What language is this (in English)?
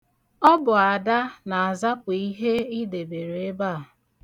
Igbo